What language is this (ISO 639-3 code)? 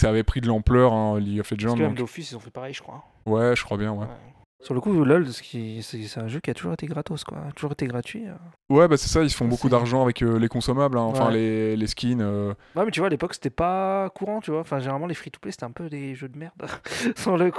fra